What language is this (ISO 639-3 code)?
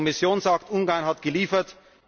deu